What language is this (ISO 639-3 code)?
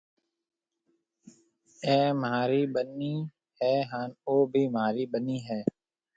mve